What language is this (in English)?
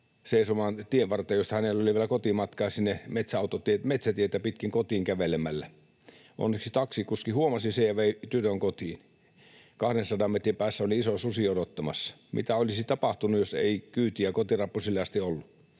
Finnish